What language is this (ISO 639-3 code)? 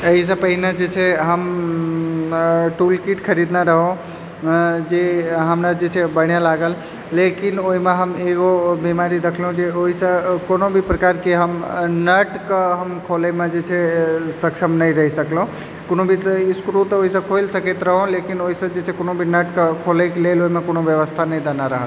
mai